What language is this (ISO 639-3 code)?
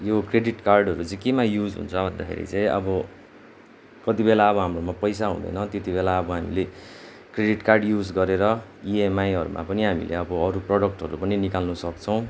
nep